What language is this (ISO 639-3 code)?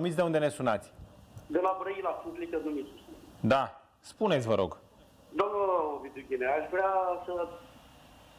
ron